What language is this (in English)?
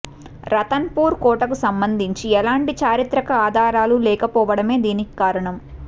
Telugu